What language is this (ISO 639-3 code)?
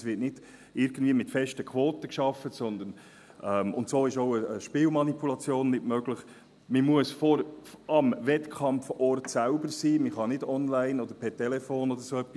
gsw